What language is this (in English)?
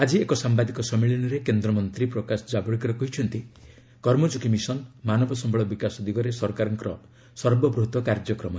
Odia